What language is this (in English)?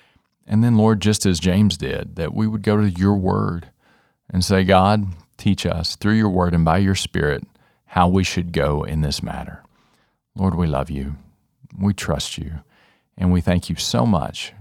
English